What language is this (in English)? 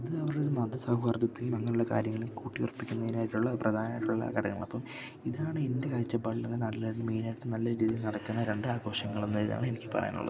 Malayalam